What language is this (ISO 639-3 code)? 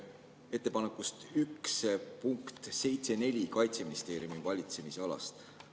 est